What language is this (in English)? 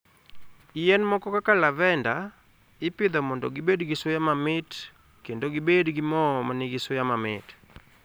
Luo (Kenya and Tanzania)